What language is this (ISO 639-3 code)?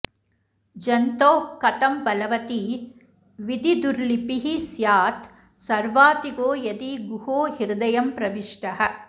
san